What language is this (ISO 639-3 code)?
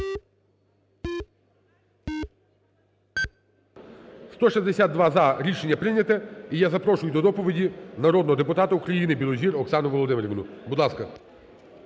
ukr